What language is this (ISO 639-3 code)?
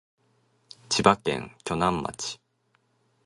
jpn